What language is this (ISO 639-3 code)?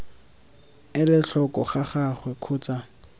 tsn